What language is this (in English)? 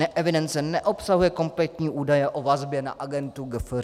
Czech